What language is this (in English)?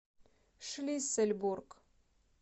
Russian